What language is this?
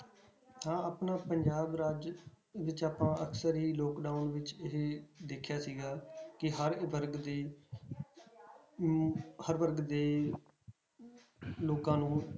Punjabi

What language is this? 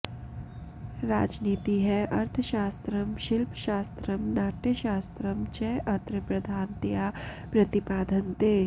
Sanskrit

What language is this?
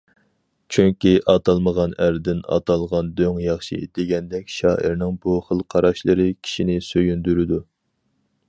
Uyghur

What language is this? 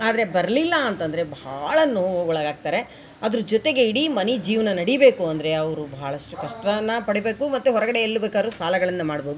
Kannada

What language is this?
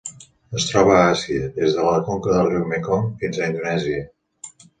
Catalan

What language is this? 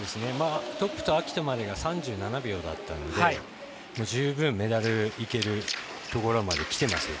Japanese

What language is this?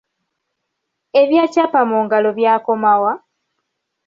Ganda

